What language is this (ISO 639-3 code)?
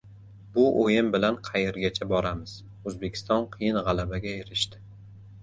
uzb